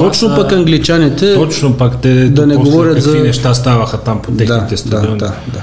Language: Bulgarian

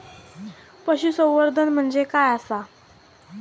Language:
Marathi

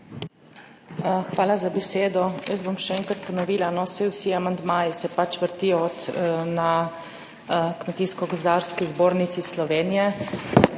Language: Slovenian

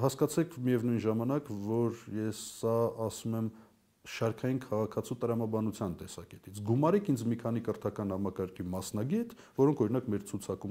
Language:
Turkish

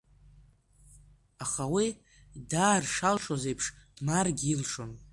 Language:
Abkhazian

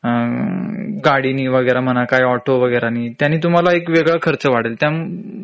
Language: Marathi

